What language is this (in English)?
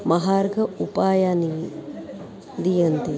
Sanskrit